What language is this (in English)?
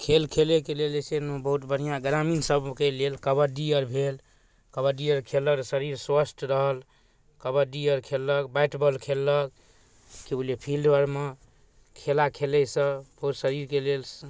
Maithili